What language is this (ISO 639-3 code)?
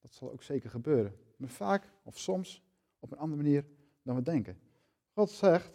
nld